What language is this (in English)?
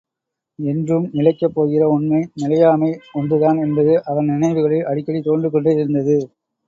Tamil